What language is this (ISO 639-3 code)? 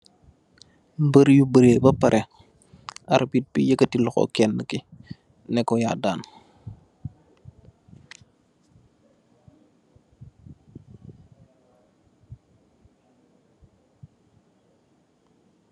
wol